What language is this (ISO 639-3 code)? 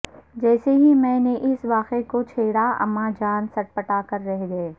urd